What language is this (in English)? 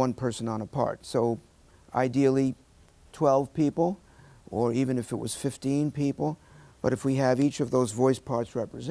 English